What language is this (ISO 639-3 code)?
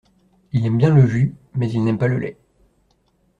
fra